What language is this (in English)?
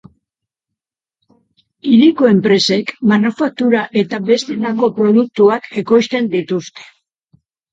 Basque